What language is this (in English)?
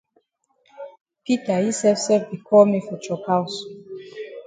Cameroon Pidgin